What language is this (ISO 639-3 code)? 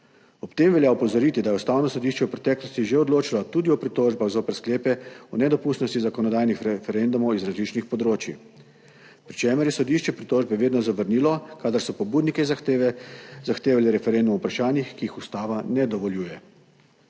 slv